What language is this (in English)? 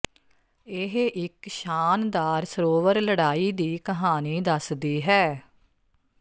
Punjabi